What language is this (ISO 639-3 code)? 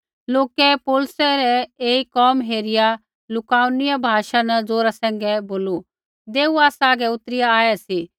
kfx